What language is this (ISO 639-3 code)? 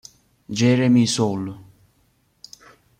ita